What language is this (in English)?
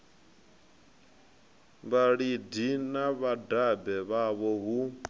Venda